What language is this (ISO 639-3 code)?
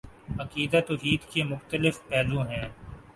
urd